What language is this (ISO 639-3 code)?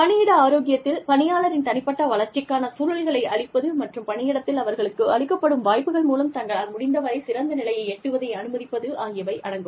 tam